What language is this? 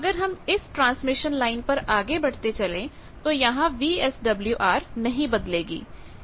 Hindi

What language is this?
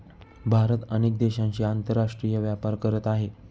Marathi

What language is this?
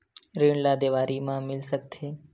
Chhattisgarhi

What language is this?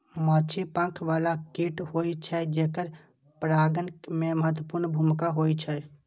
Maithili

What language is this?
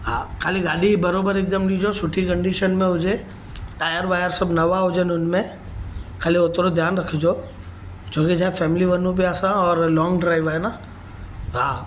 Sindhi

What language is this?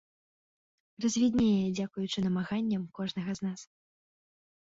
Belarusian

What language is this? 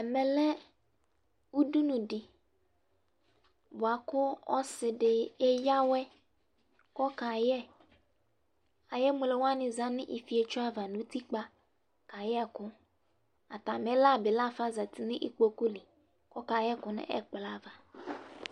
Ikposo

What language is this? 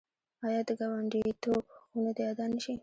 Pashto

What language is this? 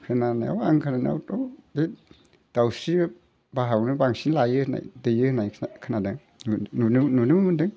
Bodo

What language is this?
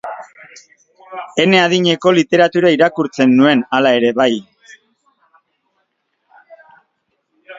Basque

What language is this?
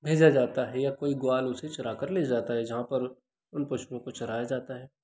Hindi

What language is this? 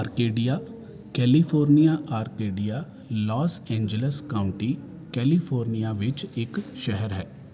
Punjabi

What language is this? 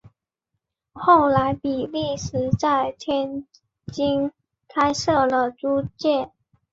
Chinese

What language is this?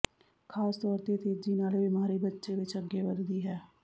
Punjabi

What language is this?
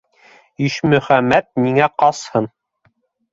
Bashkir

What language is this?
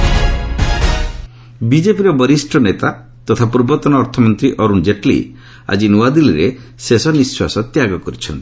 Odia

